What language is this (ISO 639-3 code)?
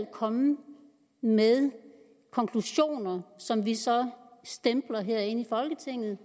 dan